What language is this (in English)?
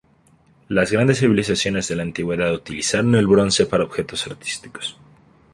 Spanish